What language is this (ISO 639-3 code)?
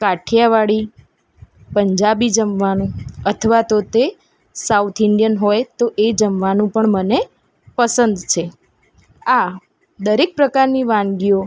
guj